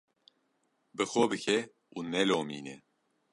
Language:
Kurdish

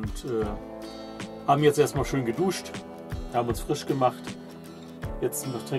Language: German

